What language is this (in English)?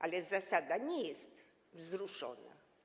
Polish